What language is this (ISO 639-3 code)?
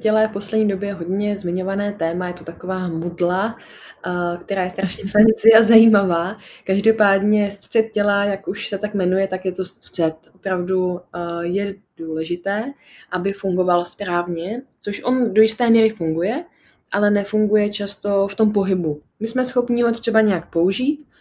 ces